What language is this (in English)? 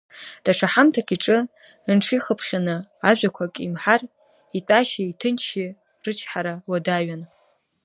Abkhazian